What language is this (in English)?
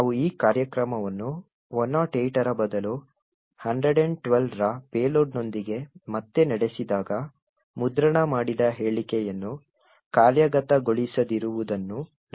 Kannada